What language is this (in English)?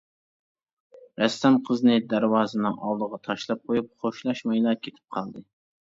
Uyghur